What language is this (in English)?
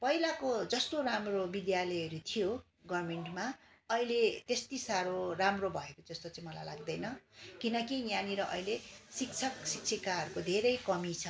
Nepali